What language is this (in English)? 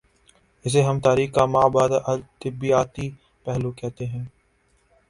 Urdu